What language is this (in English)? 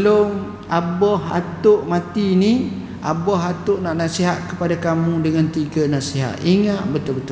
Malay